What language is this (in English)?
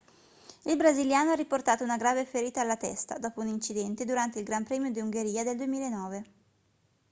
Italian